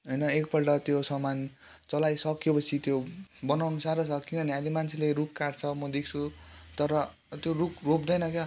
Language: Nepali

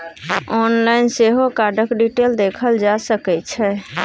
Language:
Maithili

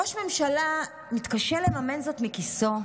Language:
Hebrew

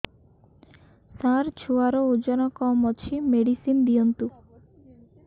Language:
Odia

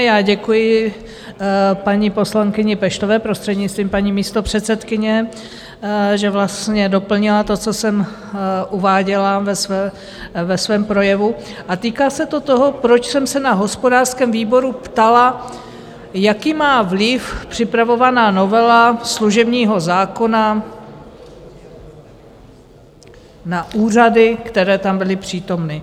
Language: Czech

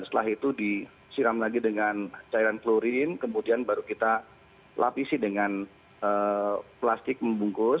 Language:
Indonesian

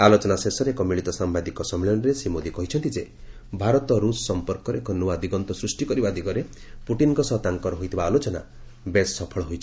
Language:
Odia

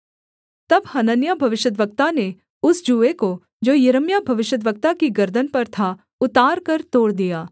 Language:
Hindi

